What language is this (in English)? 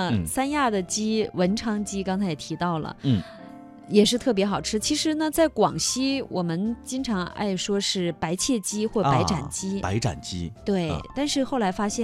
Chinese